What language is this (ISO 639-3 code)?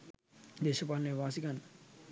sin